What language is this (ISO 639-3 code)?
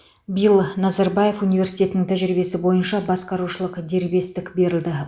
kaz